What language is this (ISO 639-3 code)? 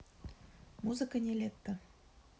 rus